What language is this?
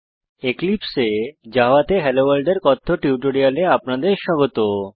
Bangla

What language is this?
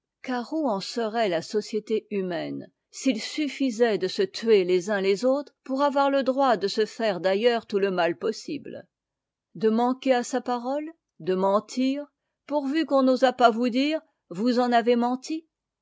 French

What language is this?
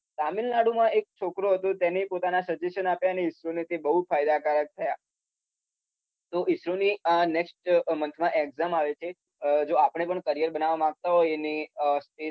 Gujarati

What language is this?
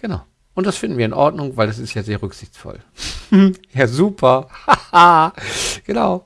German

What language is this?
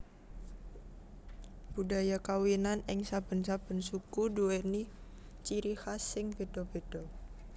Javanese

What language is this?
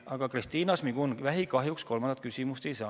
Estonian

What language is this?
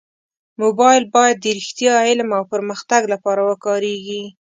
Pashto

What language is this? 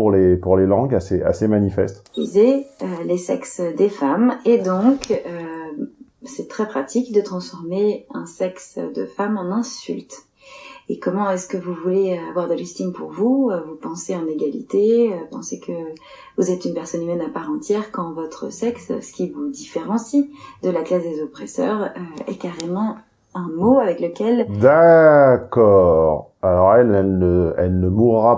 French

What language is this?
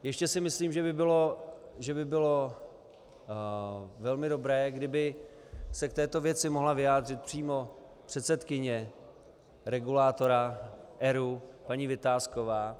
Czech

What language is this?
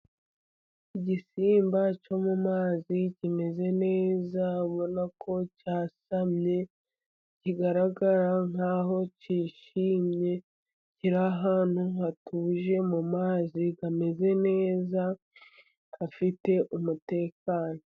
Kinyarwanda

